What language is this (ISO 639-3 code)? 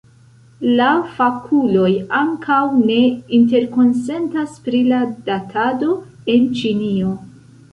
epo